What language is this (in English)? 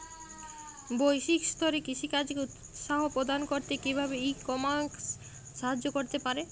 Bangla